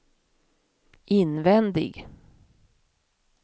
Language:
Swedish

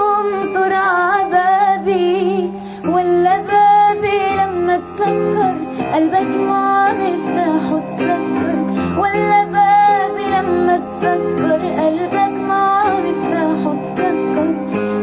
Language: Arabic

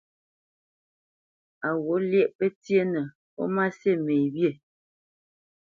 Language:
Bamenyam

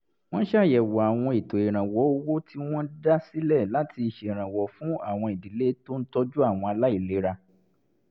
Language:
Yoruba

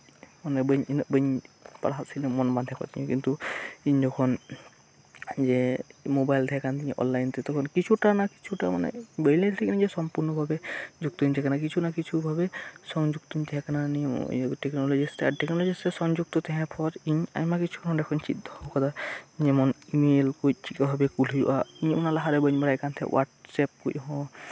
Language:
Santali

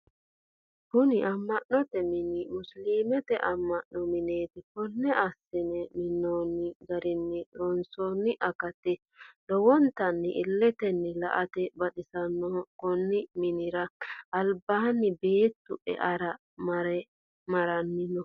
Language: Sidamo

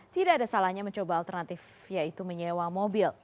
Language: Indonesian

